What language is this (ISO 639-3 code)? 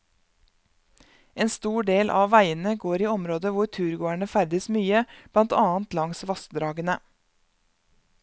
nor